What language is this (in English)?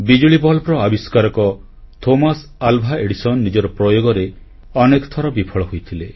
Odia